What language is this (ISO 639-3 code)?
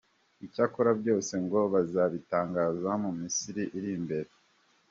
kin